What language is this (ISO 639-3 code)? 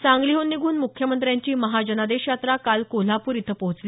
mar